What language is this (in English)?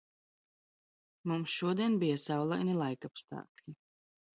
Latvian